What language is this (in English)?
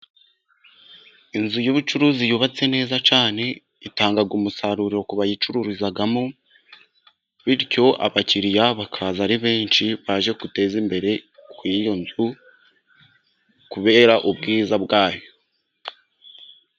Kinyarwanda